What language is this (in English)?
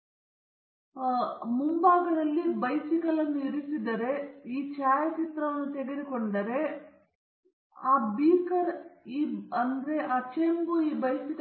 Kannada